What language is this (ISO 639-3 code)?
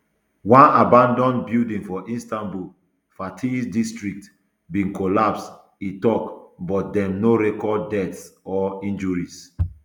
pcm